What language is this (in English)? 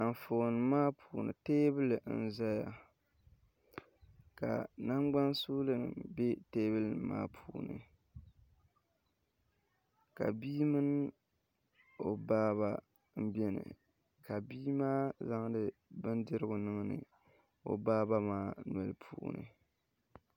Dagbani